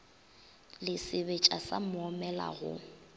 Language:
Northern Sotho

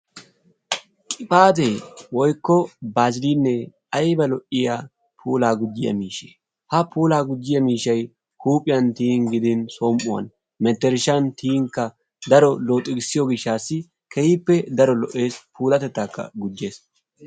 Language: Wolaytta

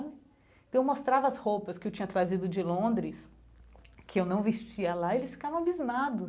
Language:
Portuguese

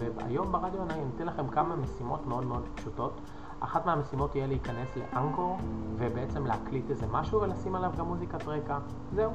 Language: Hebrew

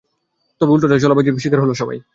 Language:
Bangla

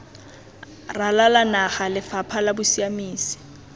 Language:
Tswana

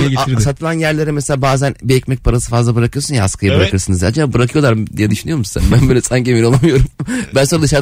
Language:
Turkish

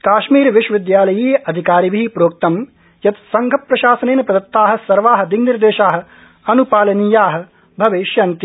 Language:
Sanskrit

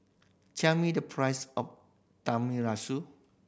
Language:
English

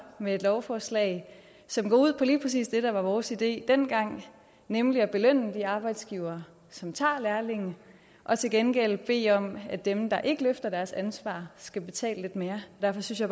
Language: Danish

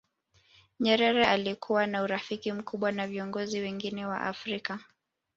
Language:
Swahili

